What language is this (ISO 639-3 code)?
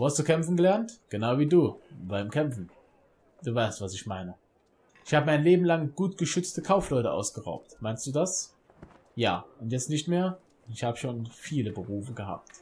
deu